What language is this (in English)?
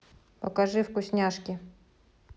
Russian